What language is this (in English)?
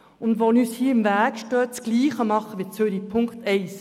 Swiss German